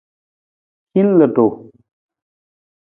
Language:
Nawdm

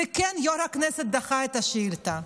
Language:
Hebrew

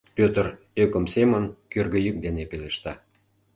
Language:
Mari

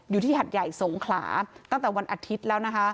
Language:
Thai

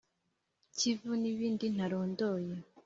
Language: Kinyarwanda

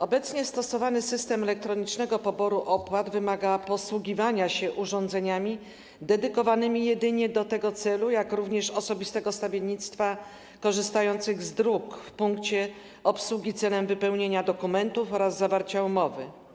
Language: Polish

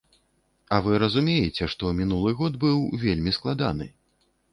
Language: Belarusian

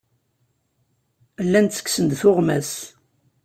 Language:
Kabyle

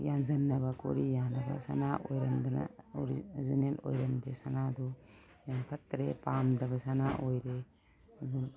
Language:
Manipuri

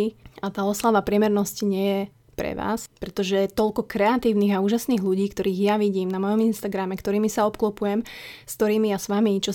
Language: Slovak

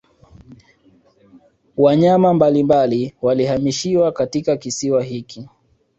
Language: Swahili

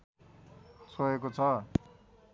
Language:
Nepali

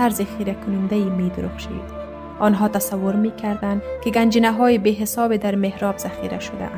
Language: Persian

